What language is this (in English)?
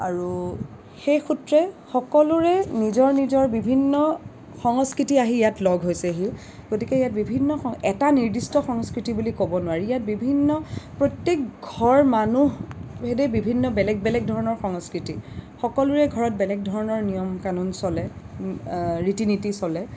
Assamese